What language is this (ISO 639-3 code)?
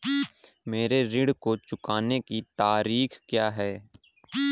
hin